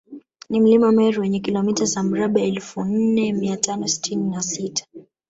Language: Swahili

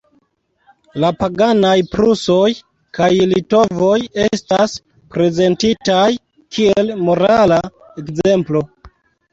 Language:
Esperanto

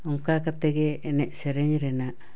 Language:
Santali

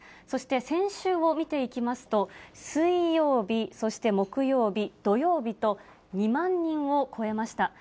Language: Japanese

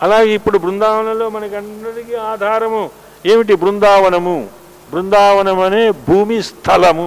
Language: Telugu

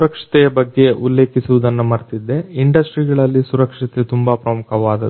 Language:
Kannada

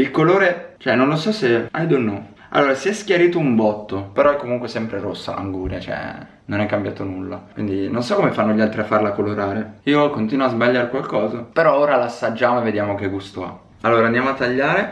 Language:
Italian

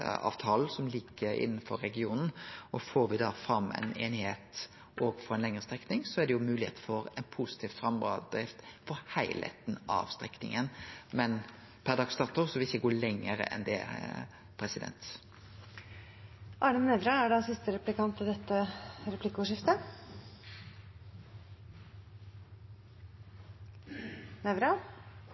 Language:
Norwegian Nynorsk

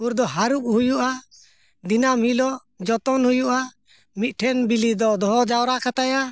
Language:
Santali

